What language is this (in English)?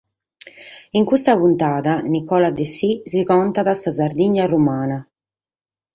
Sardinian